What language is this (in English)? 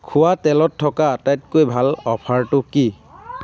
Assamese